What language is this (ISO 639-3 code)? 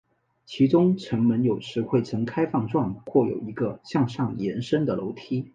zho